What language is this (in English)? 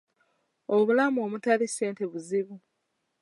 Ganda